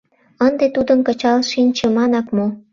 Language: Mari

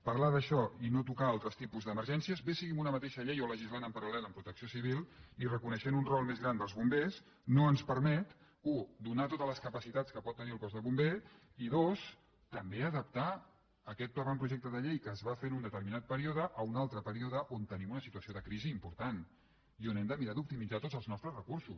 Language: Catalan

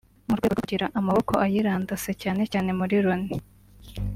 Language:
Kinyarwanda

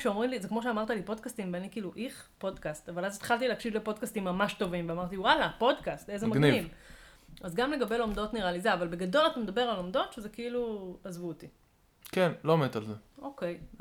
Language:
Hebrew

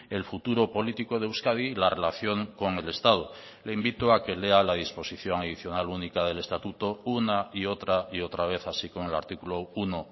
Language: Spanish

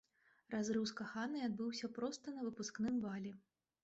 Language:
Belarusian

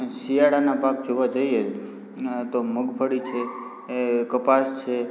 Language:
Gujarati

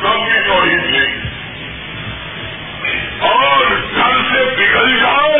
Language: Urdu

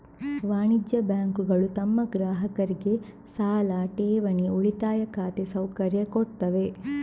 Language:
Kannada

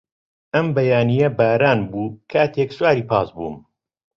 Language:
Central Kurdish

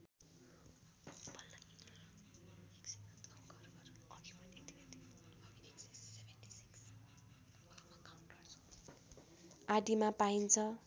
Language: Nepali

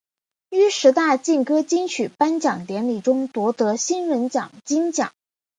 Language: Chinese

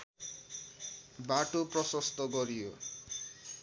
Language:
Nepali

